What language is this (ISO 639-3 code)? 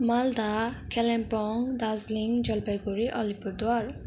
nep